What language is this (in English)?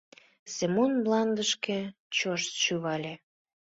Mari